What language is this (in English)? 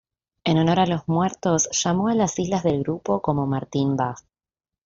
Spanish